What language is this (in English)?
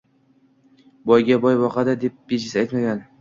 Uzbek